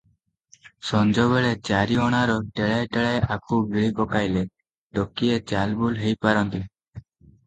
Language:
Odia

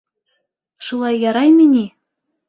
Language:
Bashkir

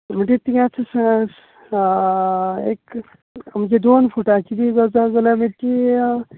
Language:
Konkani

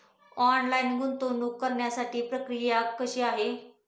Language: Marathi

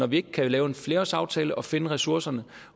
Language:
Danish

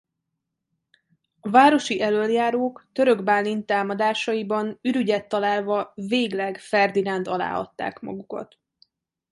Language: Hungarian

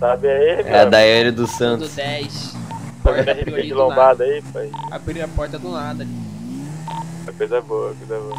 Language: Portuguese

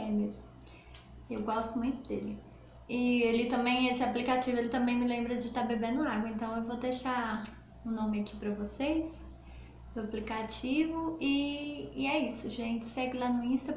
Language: Portuguese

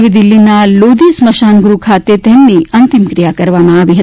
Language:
Gujarati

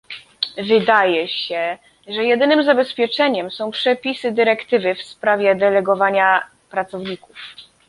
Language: Polish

